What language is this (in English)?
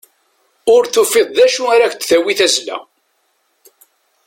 Kabyle